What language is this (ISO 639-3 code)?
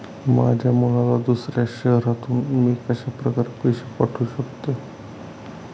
mar